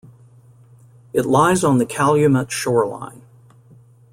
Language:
English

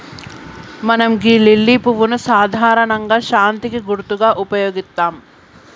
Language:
Telugu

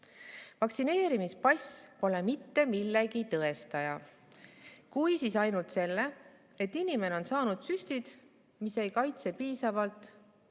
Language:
Estonian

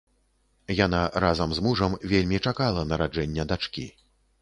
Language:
Belarusian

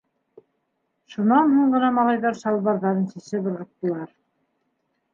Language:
Bashkir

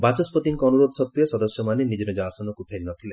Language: Odia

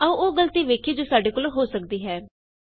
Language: Punjabi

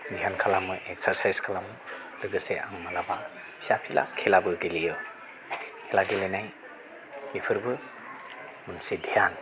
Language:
Bodo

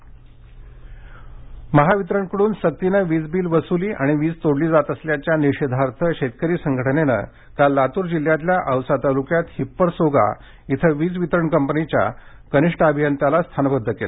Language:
Marathi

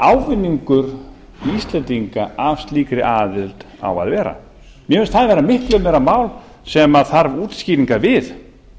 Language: Icelandic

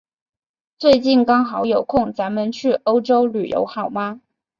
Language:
Chinese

